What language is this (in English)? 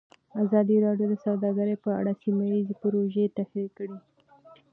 Pashto